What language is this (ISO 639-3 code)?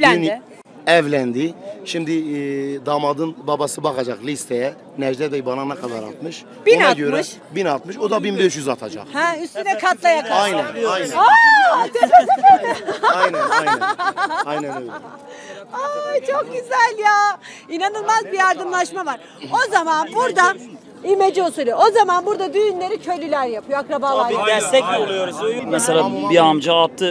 tur